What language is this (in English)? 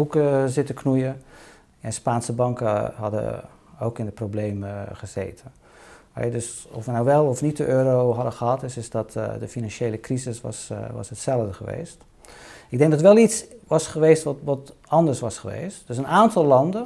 Dutch